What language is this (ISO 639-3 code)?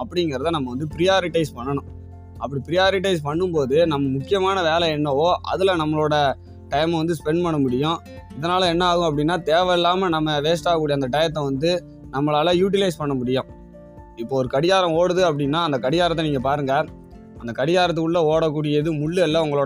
tam